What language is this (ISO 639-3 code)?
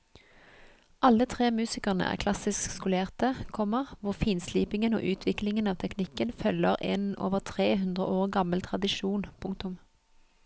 nor